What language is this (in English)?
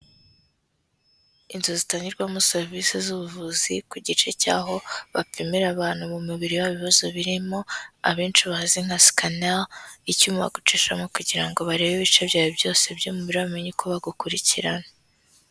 Kinyarwanda